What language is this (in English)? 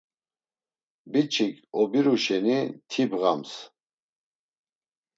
Laz